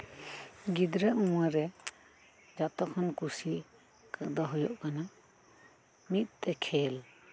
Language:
Santali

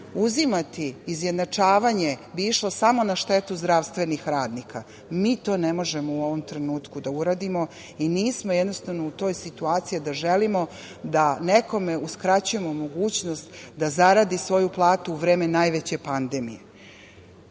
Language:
Serbian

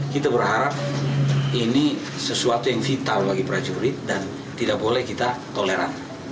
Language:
Indonesian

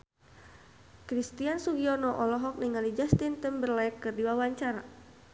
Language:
Sundanese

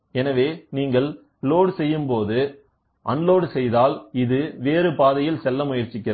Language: Tamil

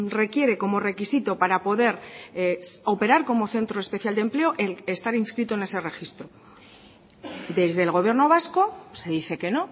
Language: Spanish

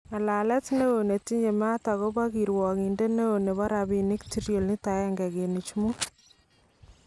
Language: Kalenjin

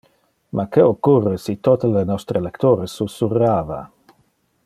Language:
Interlingua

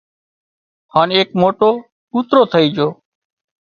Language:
Wadiyara Koli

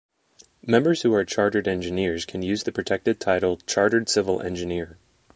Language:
English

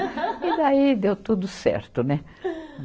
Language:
Portuguese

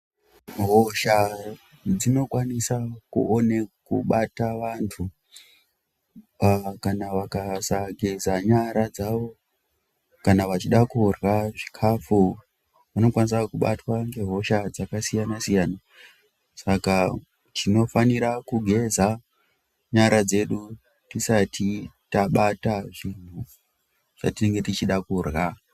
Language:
Ndau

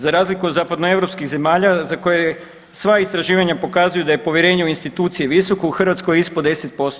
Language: Croatian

